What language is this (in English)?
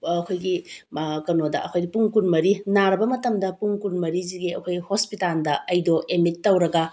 Manipuri